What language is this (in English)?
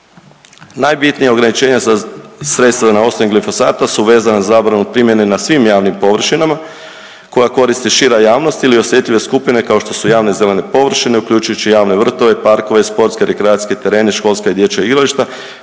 Croatian